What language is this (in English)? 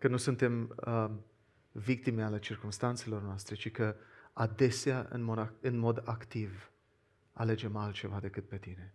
Romanian